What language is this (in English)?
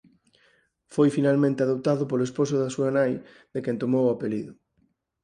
Galician